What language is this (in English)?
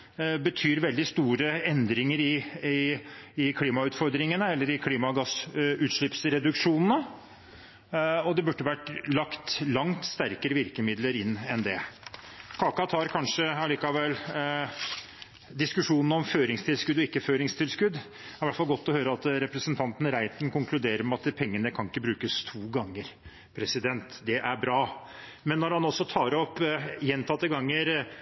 Norwegian Bokmål